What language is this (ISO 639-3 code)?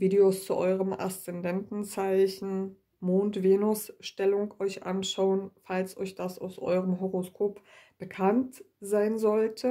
deu